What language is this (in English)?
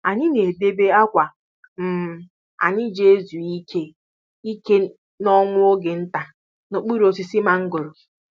Igbo